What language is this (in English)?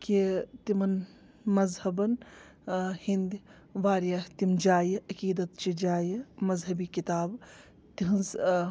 Kashmiri